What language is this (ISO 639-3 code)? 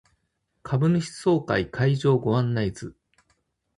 jpn